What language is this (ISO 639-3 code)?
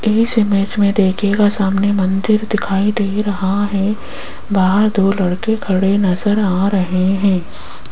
hin